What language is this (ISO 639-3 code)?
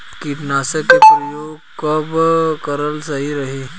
bho